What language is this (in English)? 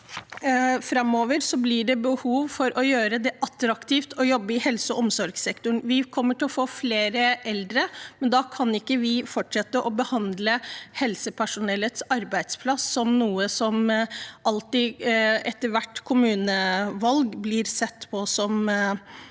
Norwegian